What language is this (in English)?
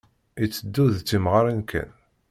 Kabyle